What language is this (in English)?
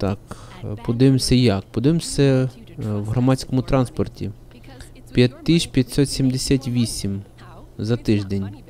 Ukrainian